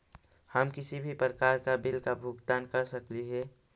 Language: Magahi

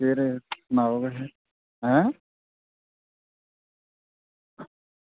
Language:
Dogri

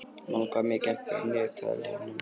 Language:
Icelandic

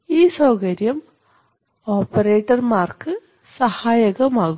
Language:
Malayalam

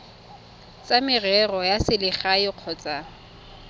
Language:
Tswana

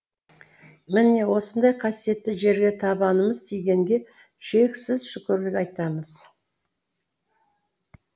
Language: Kazakh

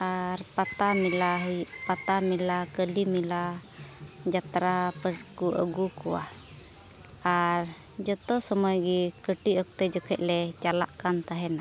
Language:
Santali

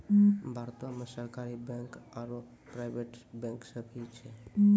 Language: Maithili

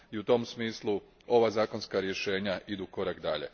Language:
Croatian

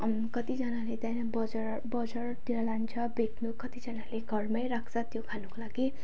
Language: Nepali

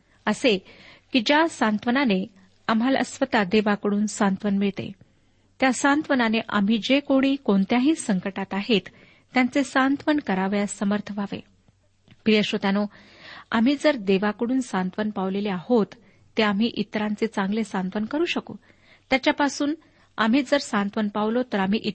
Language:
Marathi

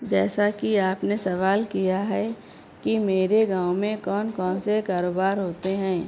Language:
Urdu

